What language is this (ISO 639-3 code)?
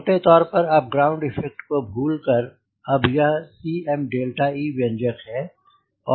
hin